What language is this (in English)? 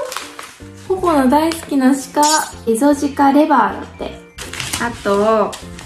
Japanese